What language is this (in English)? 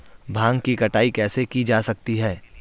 Hindi